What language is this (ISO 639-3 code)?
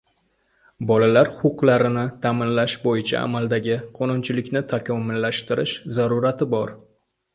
uzb